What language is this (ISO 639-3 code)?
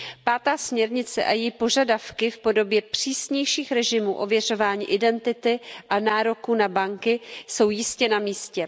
ces